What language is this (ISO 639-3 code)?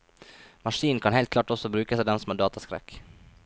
nor